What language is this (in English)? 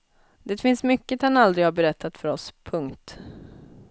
Swedish